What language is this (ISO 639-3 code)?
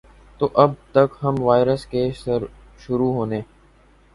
urd